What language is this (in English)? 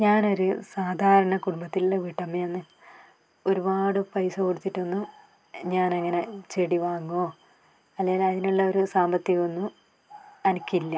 Malayalam